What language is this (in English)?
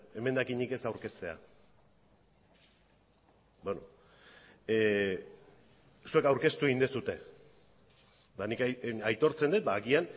Basque